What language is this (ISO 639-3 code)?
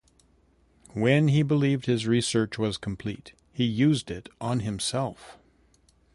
eng